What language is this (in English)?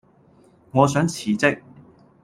Cantonese